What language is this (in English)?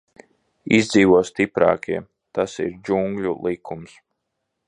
Latvian